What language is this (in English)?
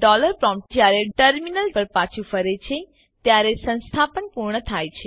Gujarati